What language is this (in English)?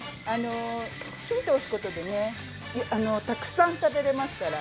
Japanese